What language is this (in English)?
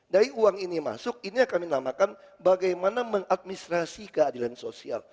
Indonesian